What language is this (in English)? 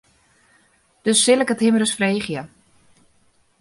Western Frisian